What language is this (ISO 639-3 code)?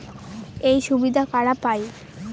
ben